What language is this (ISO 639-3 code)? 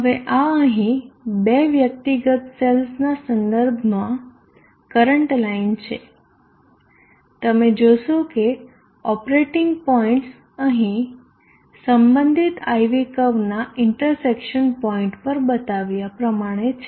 guj